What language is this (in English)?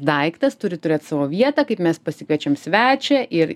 Lithuanian